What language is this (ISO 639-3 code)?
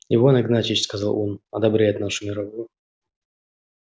rus